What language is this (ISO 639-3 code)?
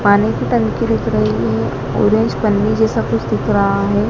hin